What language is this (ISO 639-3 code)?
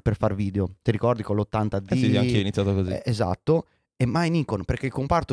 ita